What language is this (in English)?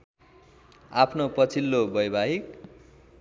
Nepali